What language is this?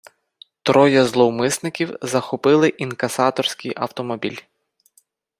Ukrainian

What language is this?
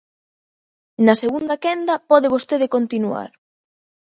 Galician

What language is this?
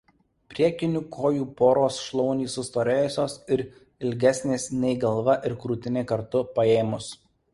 Lithuanian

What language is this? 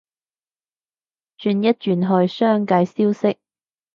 Cantonese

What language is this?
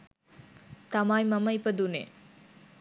Sinhala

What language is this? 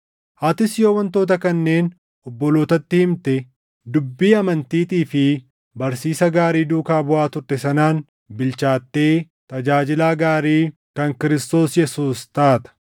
Oromo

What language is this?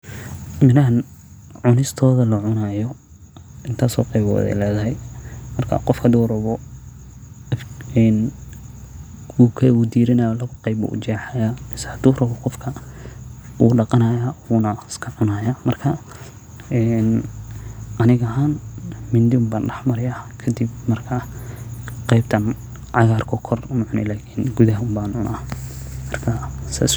Somali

